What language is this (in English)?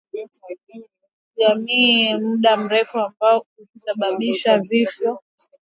Swahili